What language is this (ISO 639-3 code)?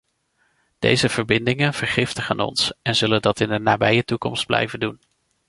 nld